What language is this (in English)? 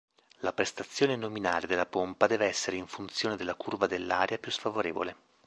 Italian